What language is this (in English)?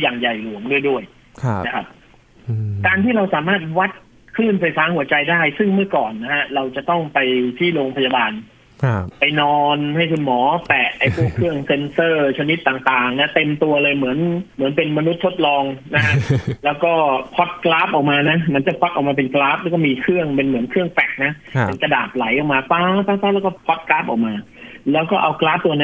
Thai